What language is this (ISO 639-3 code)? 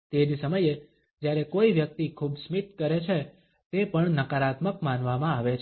guj